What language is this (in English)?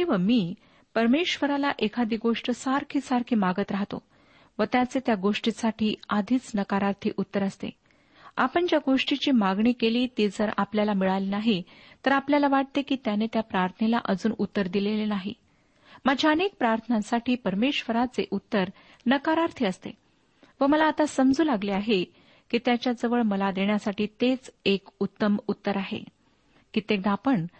Marathi